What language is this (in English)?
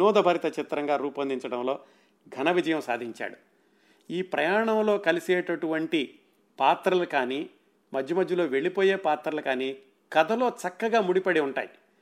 Telugu